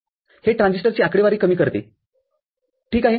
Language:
Marathi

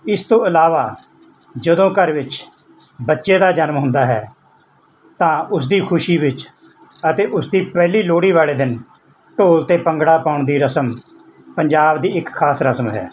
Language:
Punjabi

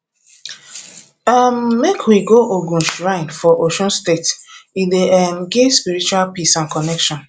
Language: Nigerian Pidgin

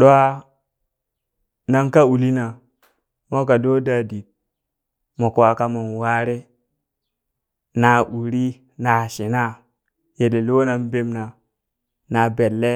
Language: Burak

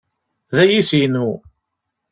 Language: Kabyle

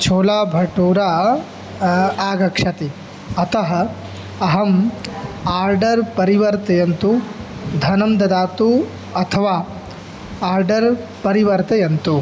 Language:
Sanskrit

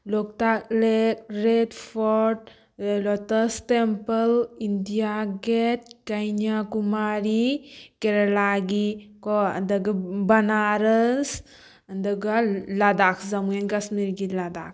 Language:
Manipuri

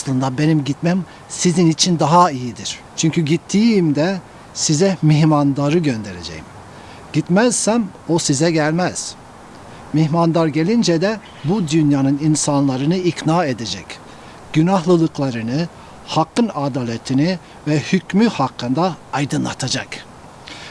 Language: Turkish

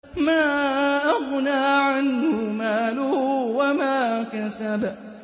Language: Arabic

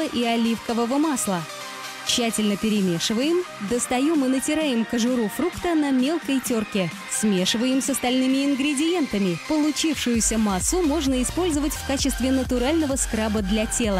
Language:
Russian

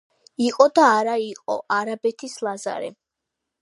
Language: Georgian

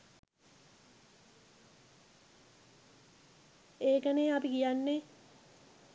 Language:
Sinhala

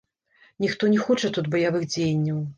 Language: Belarusian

